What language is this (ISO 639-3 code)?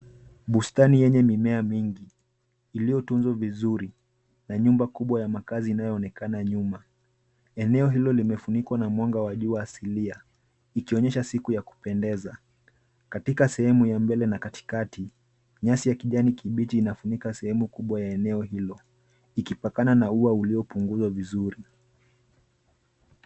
swa